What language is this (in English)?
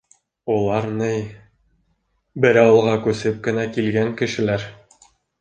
Bashkir